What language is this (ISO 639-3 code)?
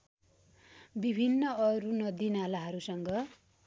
nep